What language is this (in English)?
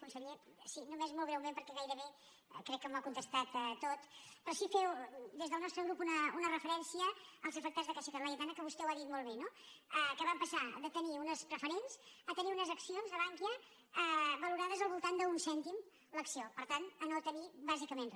Catalan